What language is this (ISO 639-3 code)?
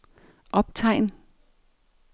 dan